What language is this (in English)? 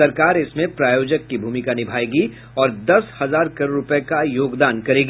Hindi